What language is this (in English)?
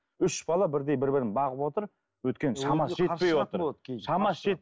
Kazakh